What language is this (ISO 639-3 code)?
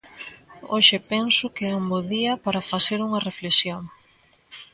glg